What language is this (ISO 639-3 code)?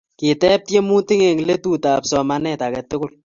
kln